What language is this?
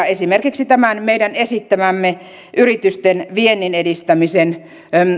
Finnish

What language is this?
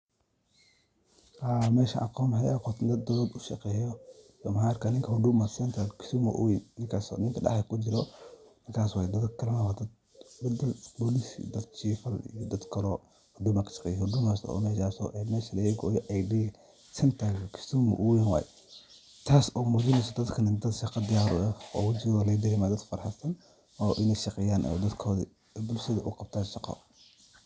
Somali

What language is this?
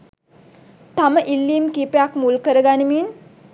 Sinhala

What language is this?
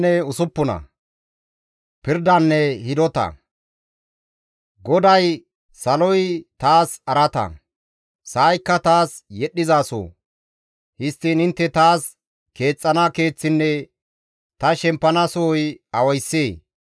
Gamo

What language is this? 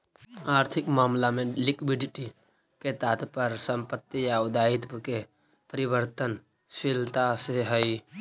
Magahi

